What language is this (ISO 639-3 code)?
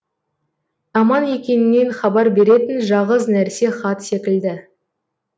kaz